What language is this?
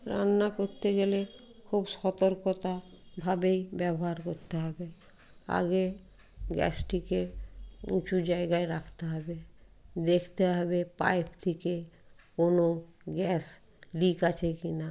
Bangla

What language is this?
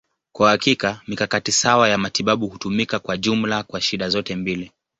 Swahili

